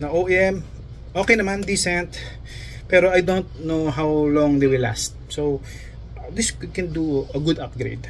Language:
Filipino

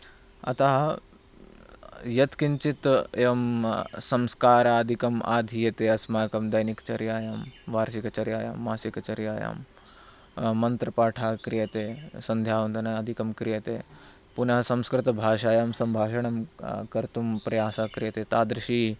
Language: Sanskrit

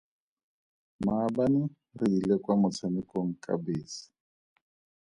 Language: Tswana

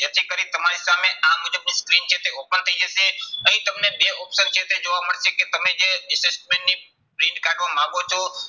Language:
Gujarati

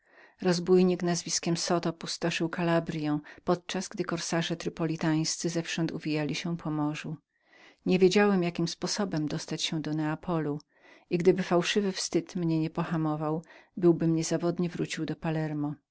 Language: Polish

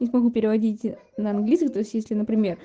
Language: Russian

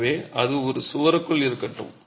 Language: Tamil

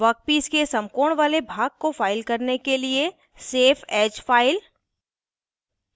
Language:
Hindi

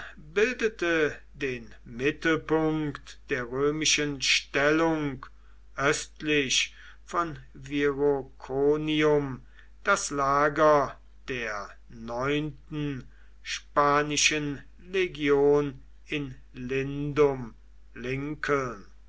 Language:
German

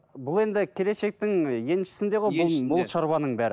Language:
Kazakh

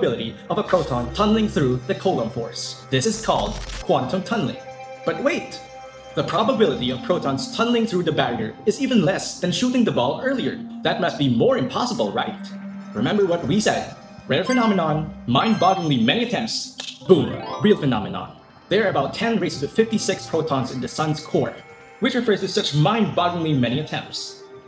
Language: English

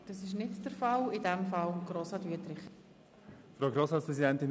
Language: Swiss German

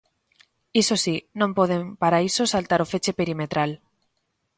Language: Galician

